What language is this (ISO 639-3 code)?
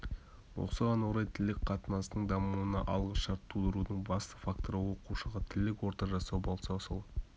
kaz